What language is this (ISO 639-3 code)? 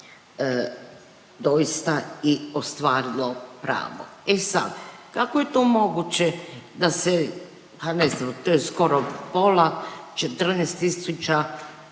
hrv